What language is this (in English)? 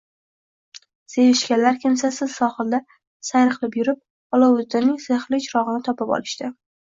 Uzbek